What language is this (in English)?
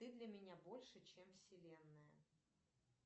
Russian